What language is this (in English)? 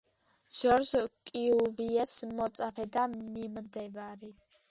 Georgian